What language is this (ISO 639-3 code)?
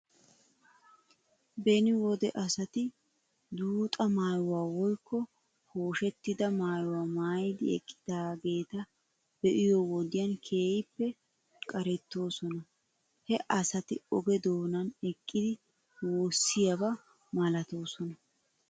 wal